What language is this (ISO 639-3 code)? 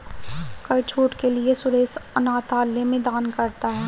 hin